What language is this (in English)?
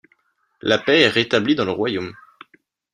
French